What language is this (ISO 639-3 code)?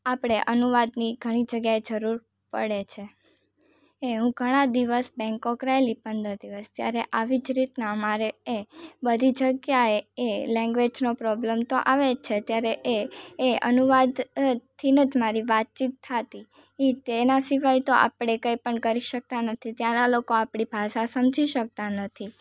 guj